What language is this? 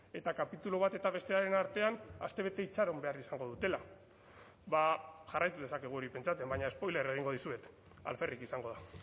Basque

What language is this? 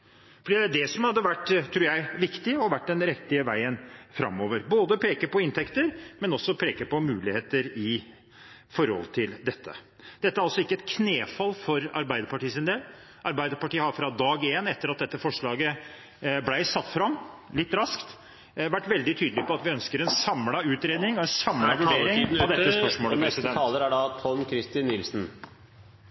Norwegian Bokmål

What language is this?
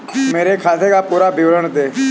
Hindi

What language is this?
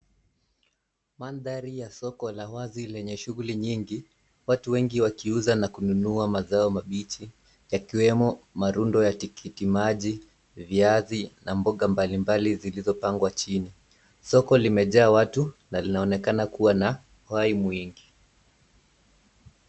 Swahili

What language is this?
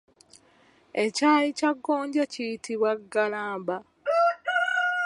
Ganda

